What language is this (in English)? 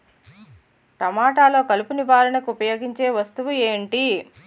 Telugu